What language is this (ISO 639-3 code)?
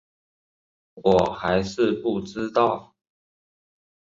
zho